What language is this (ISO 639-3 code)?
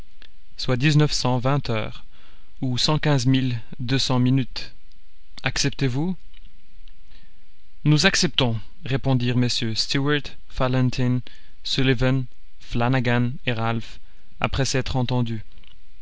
fra